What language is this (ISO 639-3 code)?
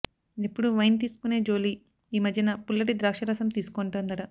tel